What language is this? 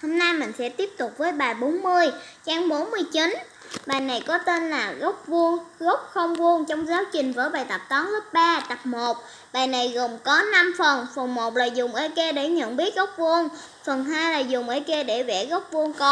Vietnamese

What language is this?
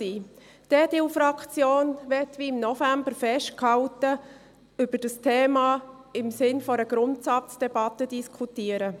Swiss German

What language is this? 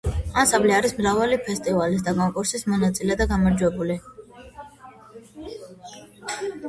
Georgian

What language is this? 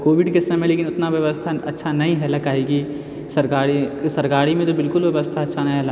Maithili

